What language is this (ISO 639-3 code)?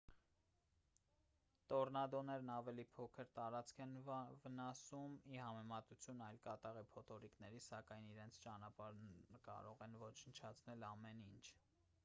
hye